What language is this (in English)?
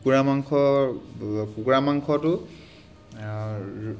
Assamese